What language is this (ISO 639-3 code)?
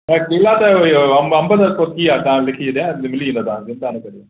snd